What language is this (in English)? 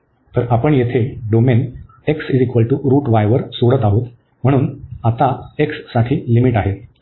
Marathi